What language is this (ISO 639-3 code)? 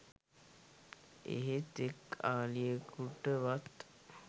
sin